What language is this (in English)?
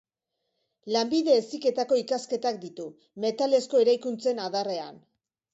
Basque